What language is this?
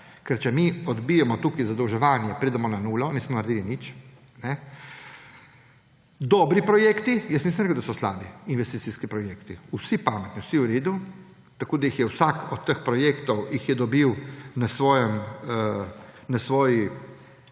Slovenian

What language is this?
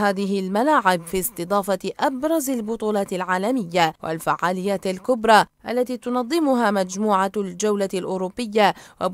Arabic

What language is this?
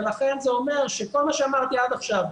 Hebrew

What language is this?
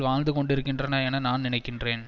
Tamil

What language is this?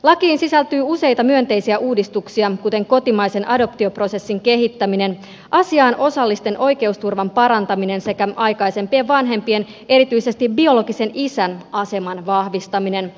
Finnish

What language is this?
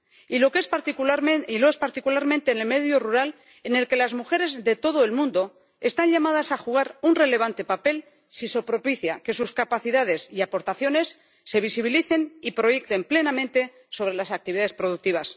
Spanish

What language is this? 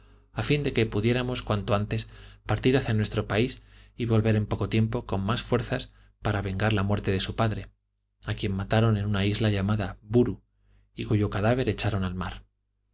Spanish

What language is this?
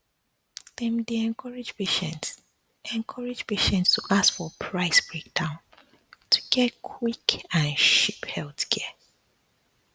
Nigerian Pidgin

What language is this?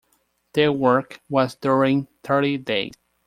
English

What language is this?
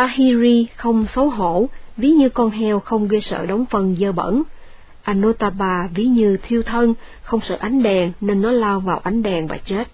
Vietnamese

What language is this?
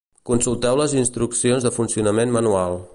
Catalan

